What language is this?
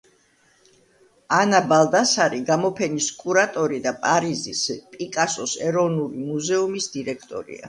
Georgian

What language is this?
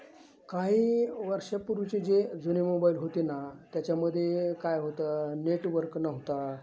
Marathi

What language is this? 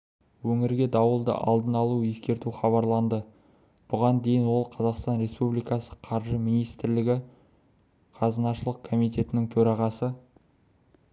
Kazakh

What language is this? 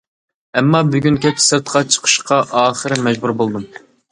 Uyghur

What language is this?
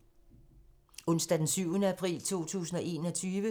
Danish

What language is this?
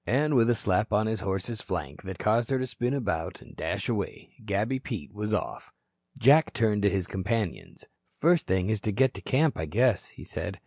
English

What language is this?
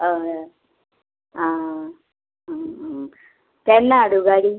Konkani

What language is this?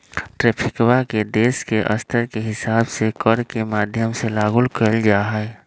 Magahi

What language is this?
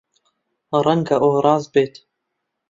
Central Kurdish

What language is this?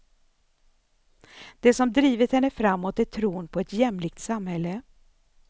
Swedish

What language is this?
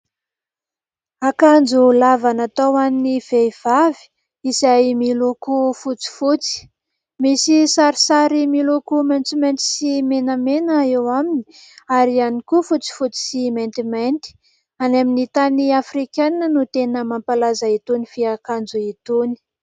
Malagasy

